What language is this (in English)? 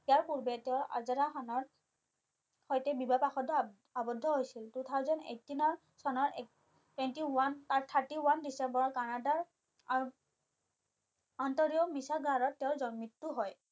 Assamese